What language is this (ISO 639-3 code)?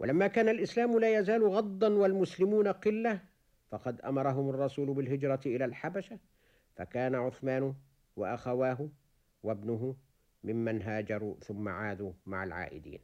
ara